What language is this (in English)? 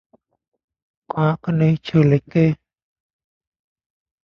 Thai